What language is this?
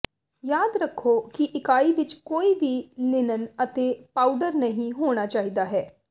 Punjabi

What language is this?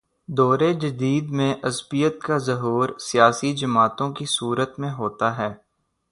Urdu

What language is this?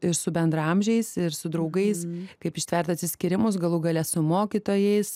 Lithuanian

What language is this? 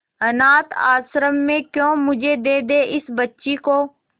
Hindi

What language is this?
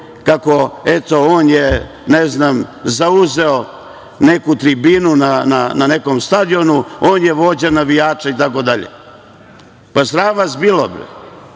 Serbian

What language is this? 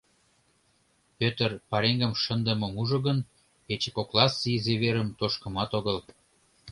Mari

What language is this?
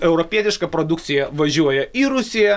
Lithuanian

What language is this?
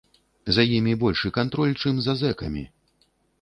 Belarusian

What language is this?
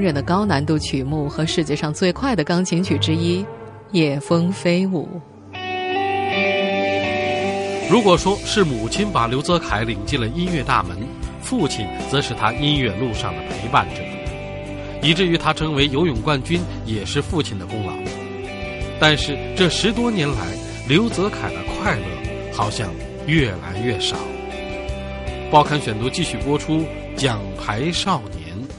Chinese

